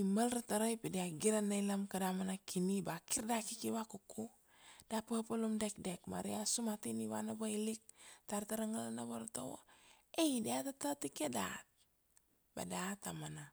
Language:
Kuanua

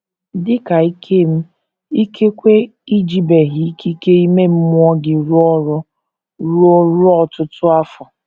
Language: Igbo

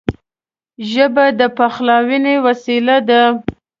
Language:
Pashto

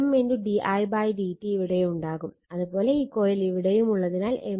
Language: Malayalam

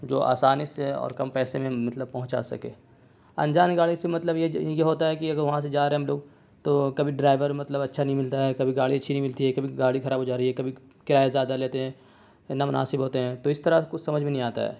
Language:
Urdu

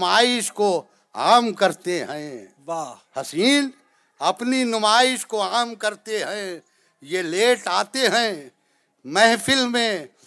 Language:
Urdu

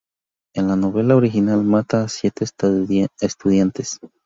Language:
Spanish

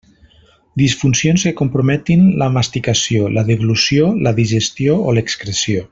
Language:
Catalan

